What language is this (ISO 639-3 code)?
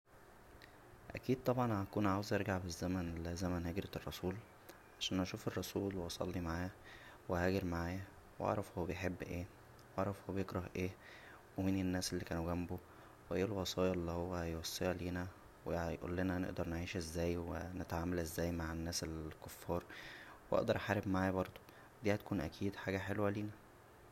arz